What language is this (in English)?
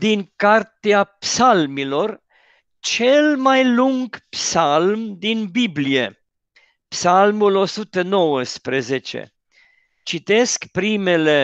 Romanian